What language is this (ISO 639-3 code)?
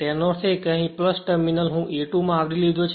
guj